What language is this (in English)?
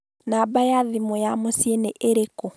Kikuyu